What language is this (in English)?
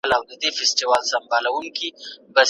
Pashto